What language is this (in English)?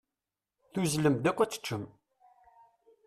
Kabyle